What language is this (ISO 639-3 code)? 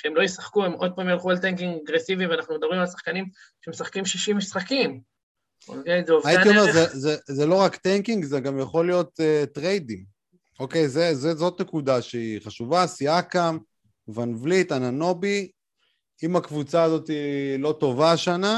heb